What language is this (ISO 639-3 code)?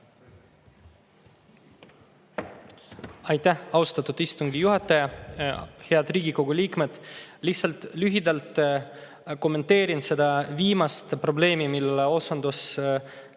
est